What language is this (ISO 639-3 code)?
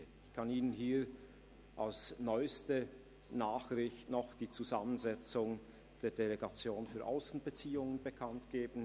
gsw